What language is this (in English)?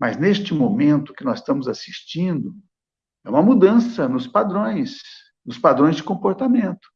Portuguese